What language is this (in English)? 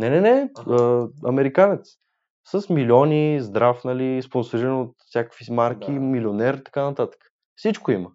Bulgarian